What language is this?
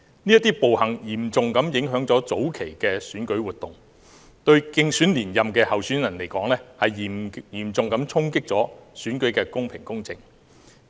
Cantonese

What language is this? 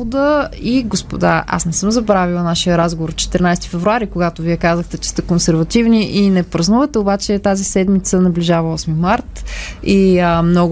Bulgarian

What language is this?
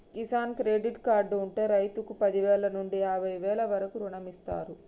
Telugu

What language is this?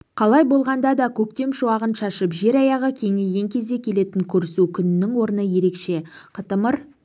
Kazakh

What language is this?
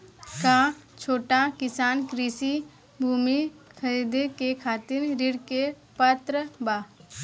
Bhojpuri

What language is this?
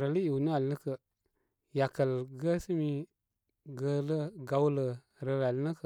Koma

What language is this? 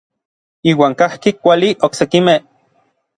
Orizaba Nahuatl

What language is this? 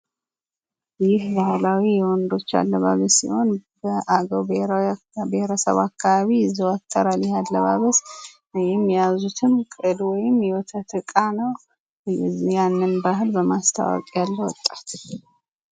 Amharic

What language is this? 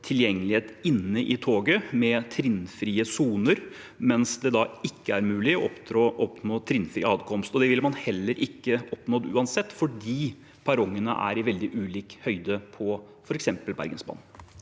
Norwegian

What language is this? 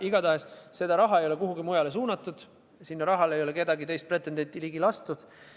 Estonian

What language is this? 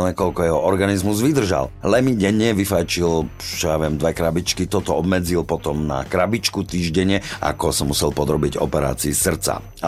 Slovak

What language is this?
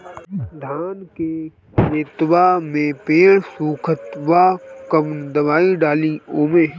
Bhojpuri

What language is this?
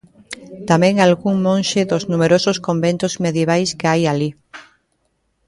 Galician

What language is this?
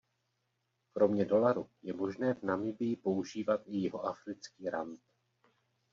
Czech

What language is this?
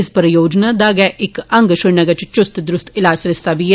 Dogri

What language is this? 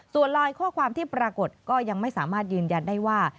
Thai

